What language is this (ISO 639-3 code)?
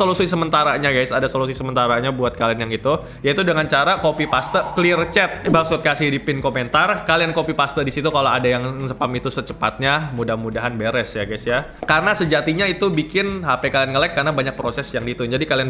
ind